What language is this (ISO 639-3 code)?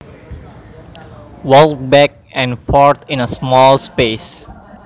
jav